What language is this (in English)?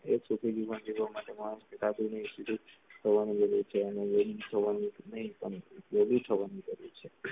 Gujarati